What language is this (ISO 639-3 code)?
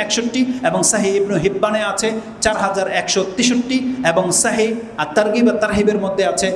ind